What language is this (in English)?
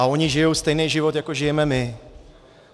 Czech